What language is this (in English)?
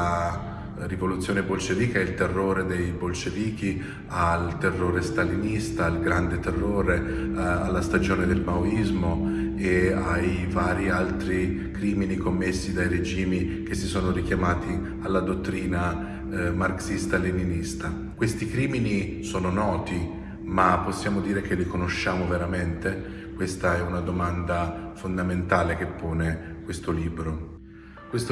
Italian